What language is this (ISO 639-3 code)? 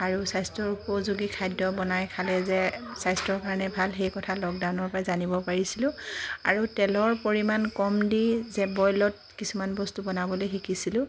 asm